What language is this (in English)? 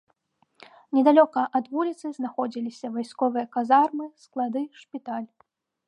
Belarusian